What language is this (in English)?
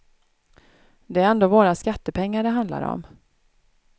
Swedish